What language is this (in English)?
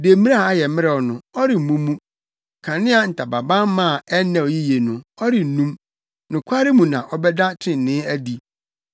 Akan